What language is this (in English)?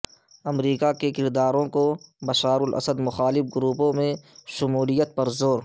Urdu